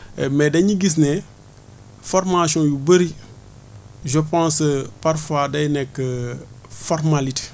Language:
Wolof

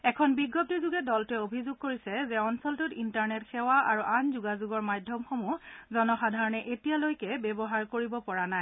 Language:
Assamese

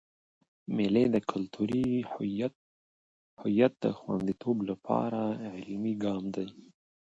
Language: Pashto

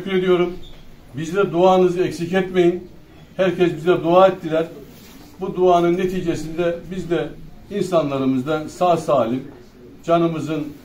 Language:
Turkish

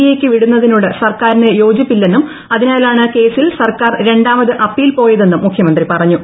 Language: Malayalam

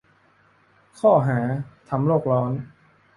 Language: Thai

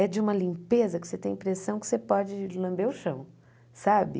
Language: Portuguese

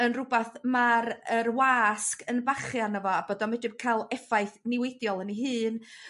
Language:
Welsh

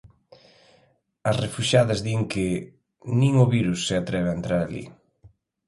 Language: Galician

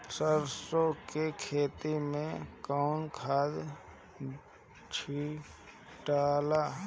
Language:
Bhojpuri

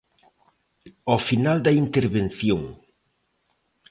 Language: Galician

